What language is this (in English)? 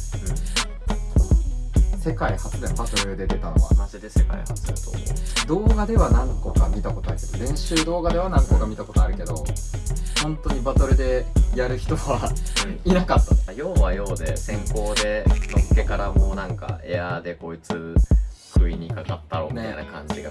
Japanese